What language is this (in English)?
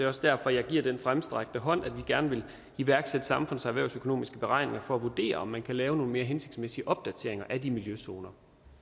Danish